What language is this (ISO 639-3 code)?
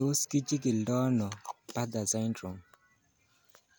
kln